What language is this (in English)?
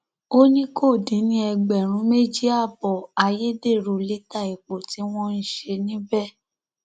Yoruba